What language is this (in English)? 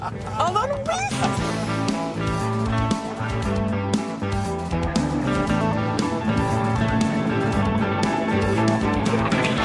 Welsh